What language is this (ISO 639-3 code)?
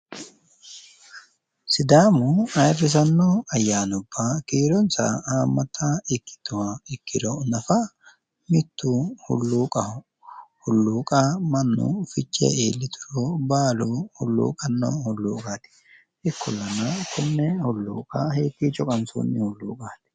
sid